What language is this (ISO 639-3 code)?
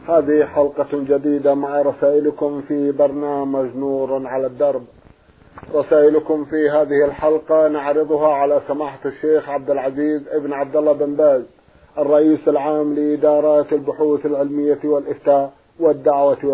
ara